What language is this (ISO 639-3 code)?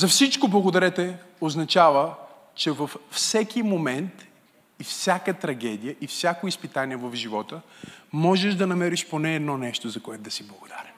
bul